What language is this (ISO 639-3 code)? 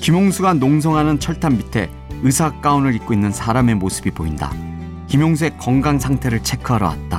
kor